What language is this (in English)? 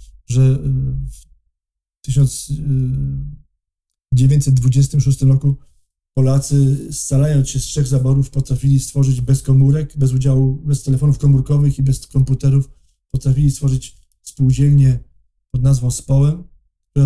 Polish